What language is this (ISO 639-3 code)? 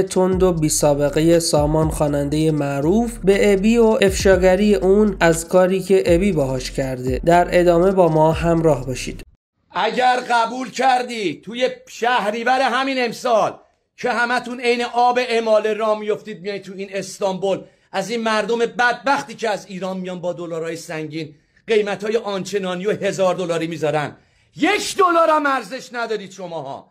fas